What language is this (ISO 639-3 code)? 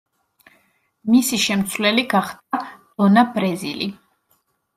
kat